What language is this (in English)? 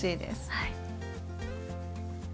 Japanese